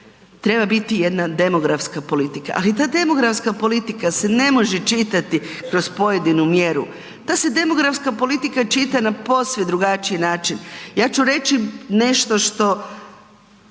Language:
Croatian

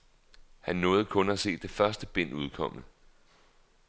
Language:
Danish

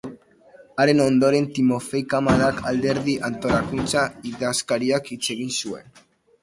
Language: Basque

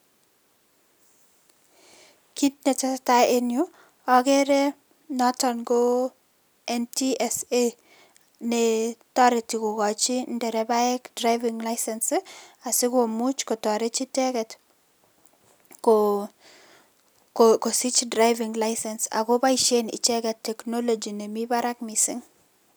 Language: Kalenjin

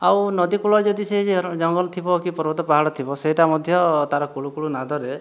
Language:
Odia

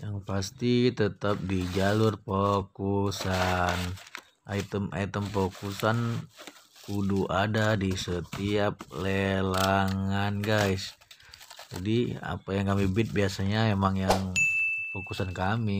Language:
Indonesian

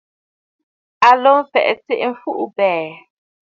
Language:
Bafut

